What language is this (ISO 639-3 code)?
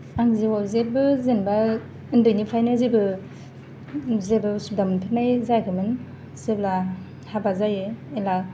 brx